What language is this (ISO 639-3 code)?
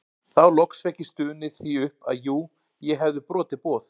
isl